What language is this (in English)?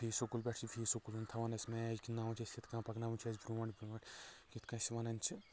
Kashmiri